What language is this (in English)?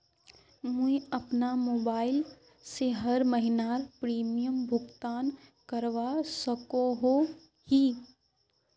Magahi